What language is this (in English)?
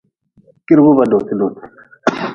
Nawdm